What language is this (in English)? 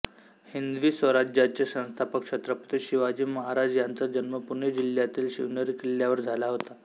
Marathi